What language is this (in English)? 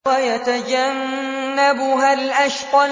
Arabic